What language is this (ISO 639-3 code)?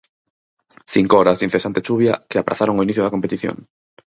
glg